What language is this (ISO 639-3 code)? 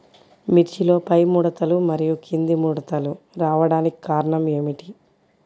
tel